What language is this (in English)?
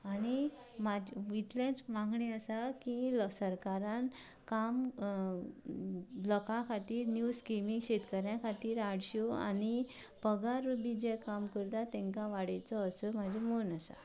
Konkani